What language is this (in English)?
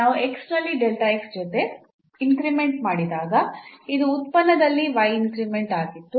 Kannada